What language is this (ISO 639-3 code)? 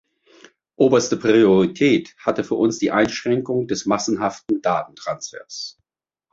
deu